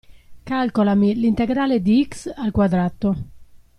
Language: Italian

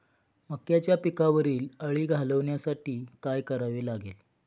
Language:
Marathi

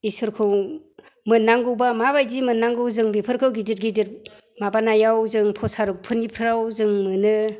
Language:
Bodo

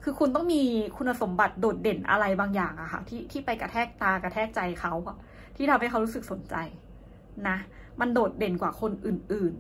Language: Thai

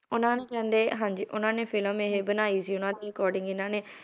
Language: Punjabi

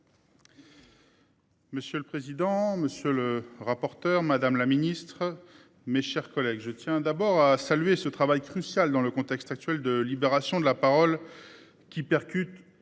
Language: French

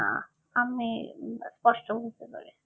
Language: Bangla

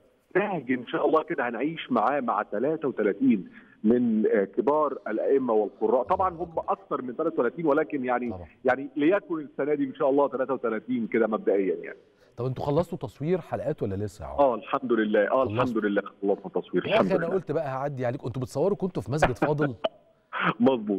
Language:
Arabic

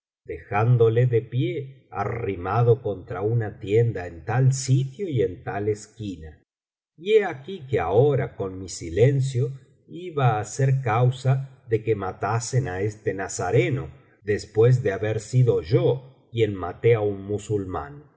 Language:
Spanish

